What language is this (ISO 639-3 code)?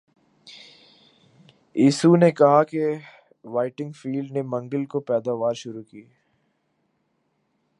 urd